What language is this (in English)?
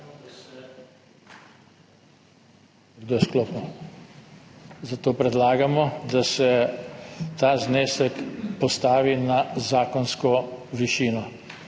Slovenian